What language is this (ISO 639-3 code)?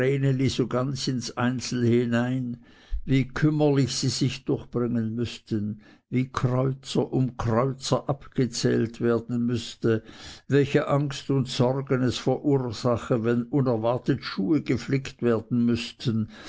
deu